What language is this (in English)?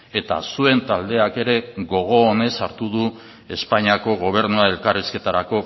Basque